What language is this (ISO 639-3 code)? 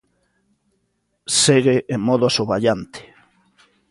glg